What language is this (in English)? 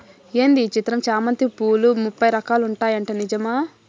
Telugu